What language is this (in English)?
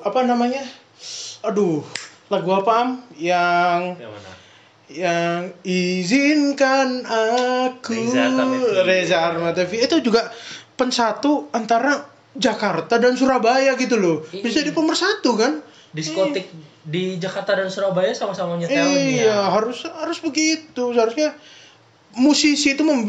Indonesian